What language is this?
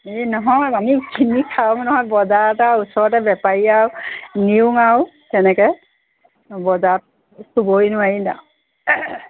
Assamese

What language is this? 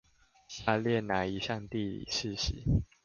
Chinese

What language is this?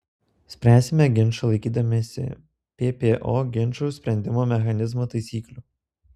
Lithuanian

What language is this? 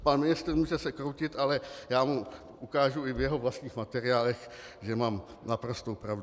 Czech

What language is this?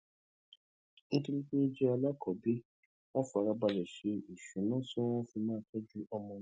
Yoruba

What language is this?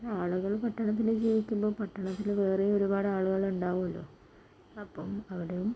Malayalam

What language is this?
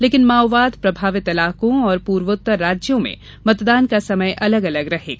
Hindi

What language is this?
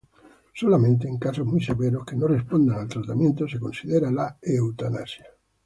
Spanish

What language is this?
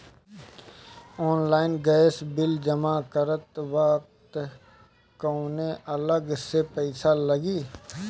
Bhojpuri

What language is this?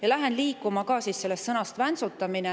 Estonian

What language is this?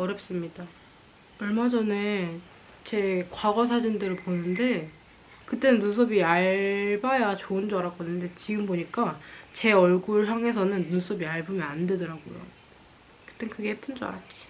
Korean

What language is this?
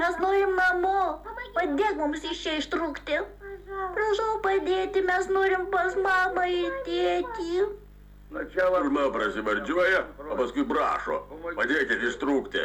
Lithuanian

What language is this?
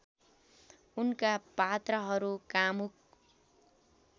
Nepali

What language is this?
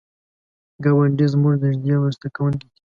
Pashto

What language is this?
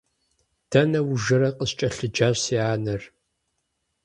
Kabardian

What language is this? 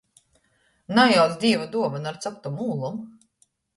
Latgalian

